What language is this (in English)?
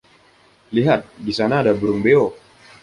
Indonesian